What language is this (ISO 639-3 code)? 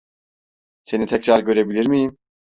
tur